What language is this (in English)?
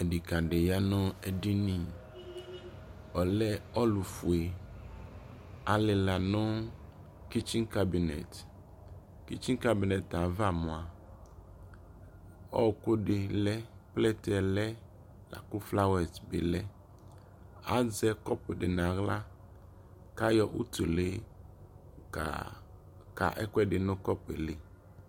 Ikposo